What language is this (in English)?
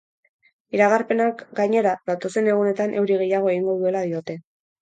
Basque